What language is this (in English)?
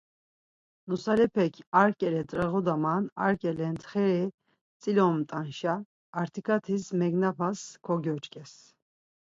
Laz